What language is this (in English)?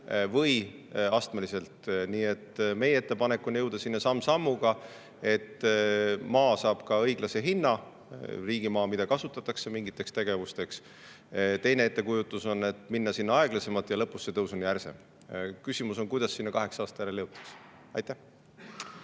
Estonian